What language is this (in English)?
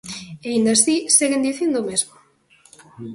Galician